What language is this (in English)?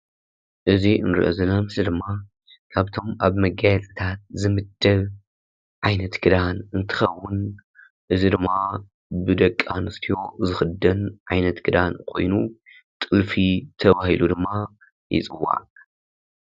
Tigrinya